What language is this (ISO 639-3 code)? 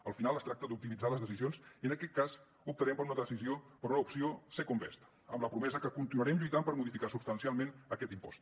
cat